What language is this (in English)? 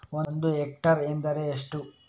Kannada